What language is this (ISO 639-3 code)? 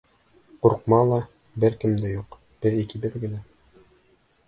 bak